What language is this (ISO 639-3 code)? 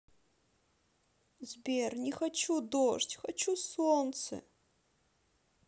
rus